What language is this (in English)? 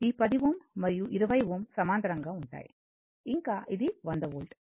Telugu